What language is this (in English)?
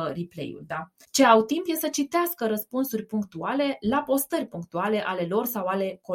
Romanian